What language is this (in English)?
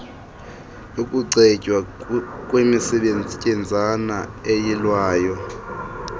Xhosa